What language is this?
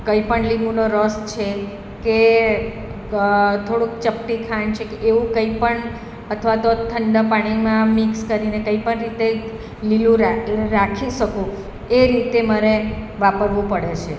Gujarati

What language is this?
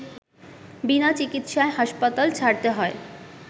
Bangla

